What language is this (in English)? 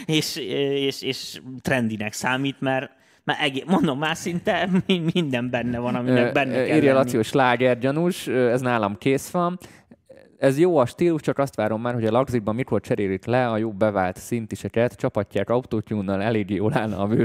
Hungarian